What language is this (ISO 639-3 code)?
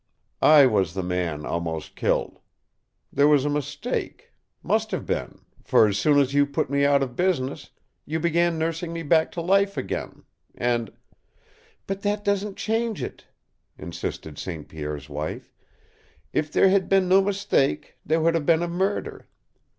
eng